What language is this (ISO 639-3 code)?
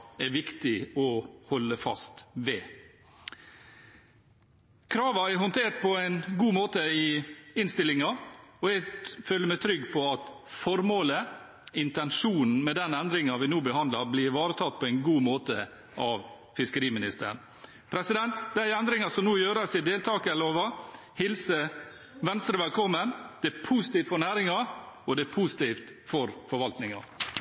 nob